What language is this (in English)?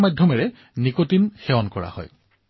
Assamese